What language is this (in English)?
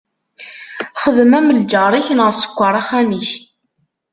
Kabyle